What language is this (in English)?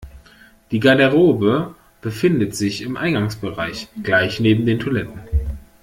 German